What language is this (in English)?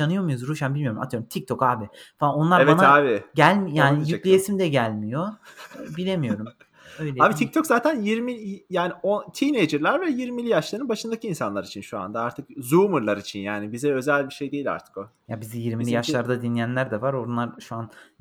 Turkish